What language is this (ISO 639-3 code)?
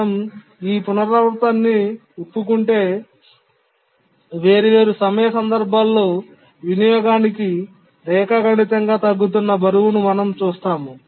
tel